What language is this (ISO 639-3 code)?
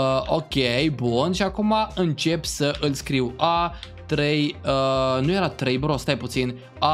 ron